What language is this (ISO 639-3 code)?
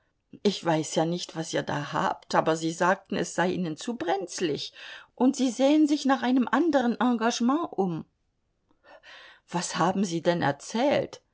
deu